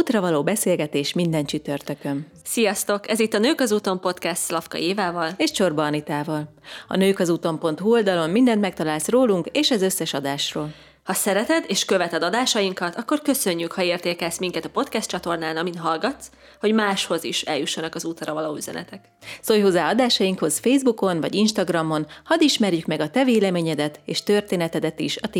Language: Hungarian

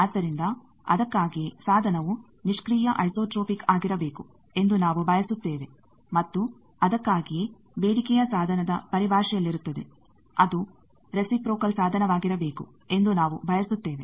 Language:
Kannada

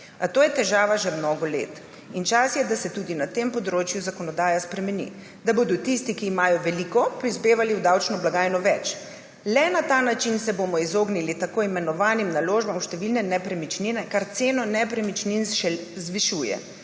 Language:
Slovenian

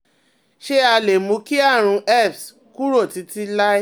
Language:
Yoruba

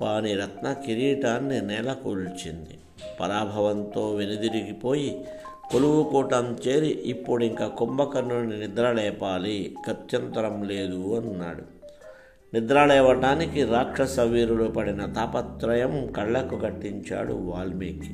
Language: Telugu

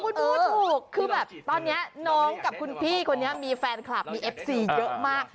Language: Thai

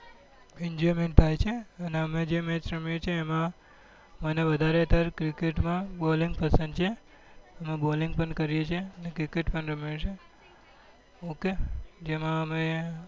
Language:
Gujarati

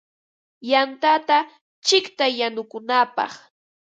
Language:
Ambo-Pasco Quechua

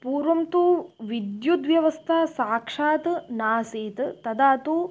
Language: Sanskrit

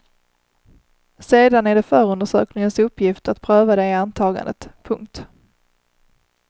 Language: Swedish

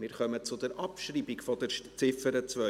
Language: Swiss German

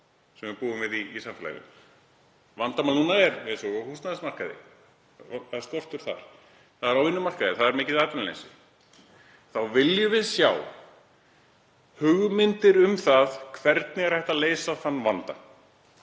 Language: Icelandic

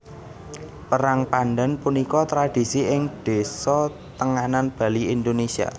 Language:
Javanese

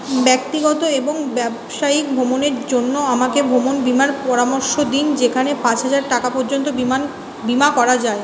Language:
Bangla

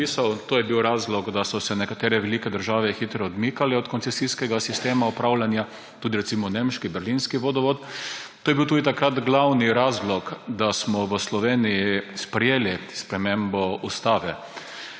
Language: Slovenian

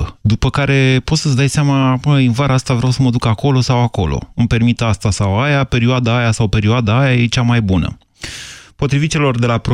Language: Romanian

